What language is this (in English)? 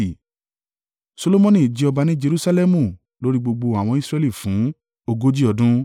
Yoruba